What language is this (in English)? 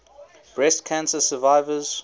English